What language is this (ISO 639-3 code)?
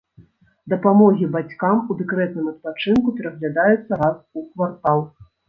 bel